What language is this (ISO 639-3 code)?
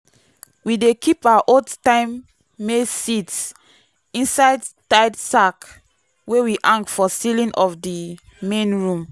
pcm